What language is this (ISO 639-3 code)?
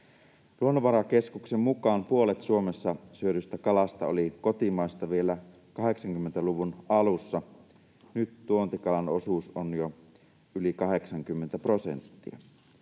fin